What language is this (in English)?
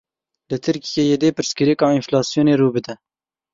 Kurdish